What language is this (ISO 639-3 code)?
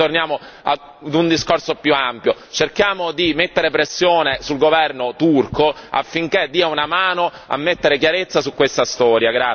ita